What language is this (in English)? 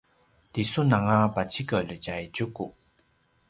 Paiwan